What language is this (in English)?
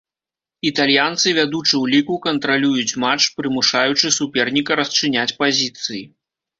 Belarusian